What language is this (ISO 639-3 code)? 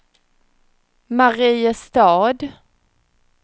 swe